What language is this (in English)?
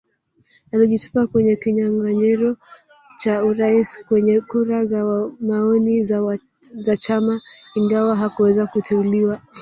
Swahili